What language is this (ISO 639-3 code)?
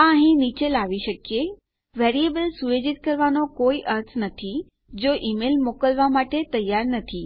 guj